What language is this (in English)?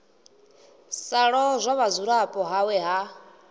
Venda